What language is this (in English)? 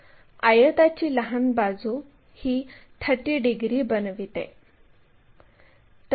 Marathi